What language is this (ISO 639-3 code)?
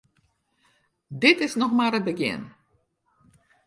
fry